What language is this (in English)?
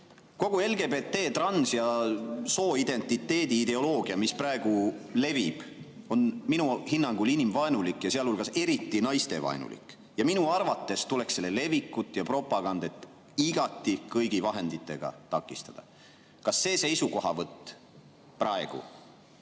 Estonian